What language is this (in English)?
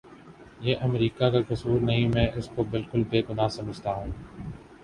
Urdu